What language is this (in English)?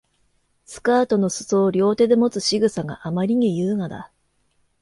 Japanese